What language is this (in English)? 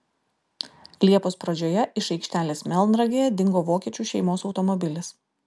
Lithuanian